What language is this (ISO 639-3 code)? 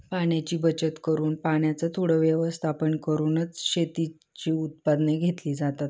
mar